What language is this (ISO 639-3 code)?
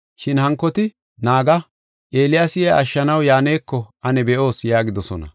gof